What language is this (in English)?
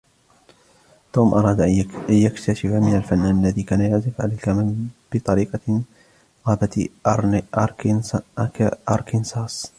Arabic